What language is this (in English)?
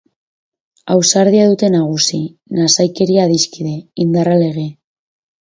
Basque